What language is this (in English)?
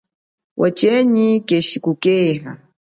Chokwe